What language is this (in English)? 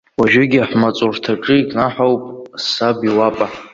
Abkhazian